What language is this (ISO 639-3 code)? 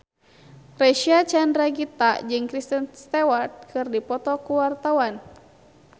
sun